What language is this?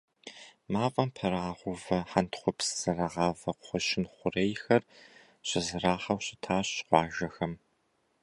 Kabardian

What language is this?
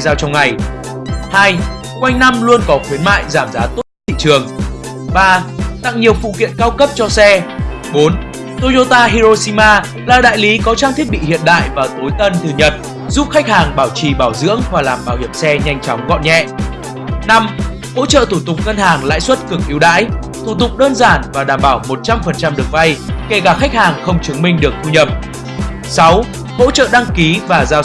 Vietnamese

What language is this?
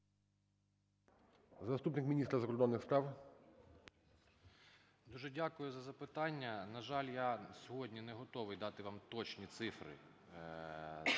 Ukrainian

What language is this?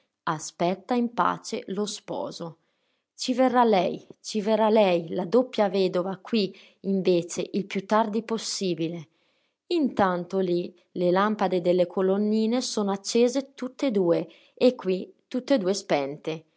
Italian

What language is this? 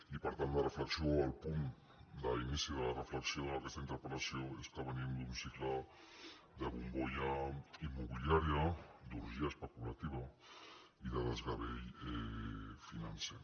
Catalan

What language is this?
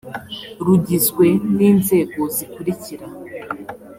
Kinyarwanda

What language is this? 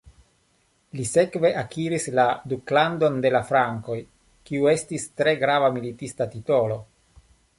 Esperanto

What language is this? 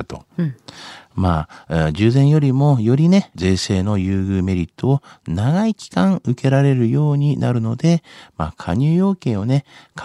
Japanese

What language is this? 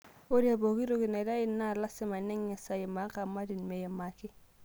Masai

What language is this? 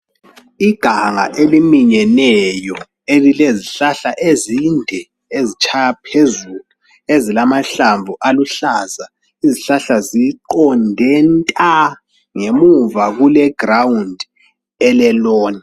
North Ndebele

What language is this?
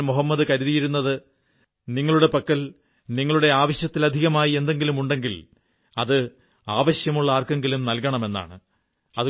Malayalam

